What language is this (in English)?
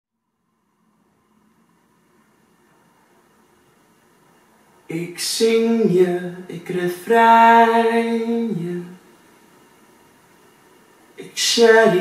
Dutch